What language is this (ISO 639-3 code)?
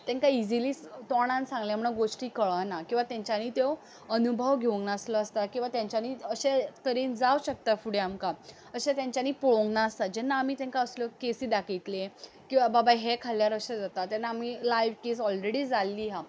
kok